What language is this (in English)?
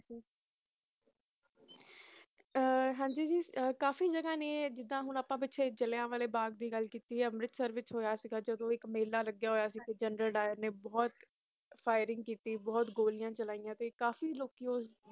Punjabi